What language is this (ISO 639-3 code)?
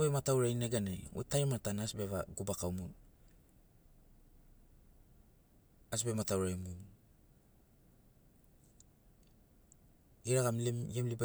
snc